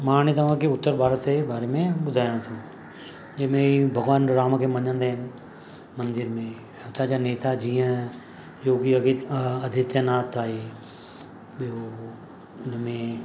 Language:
Sindhi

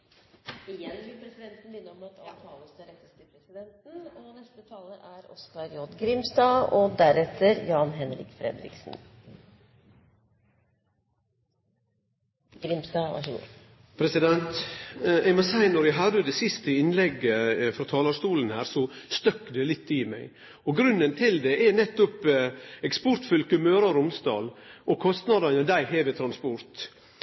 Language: Norwegian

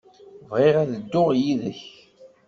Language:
Kabyle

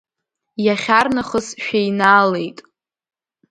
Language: Abkhazian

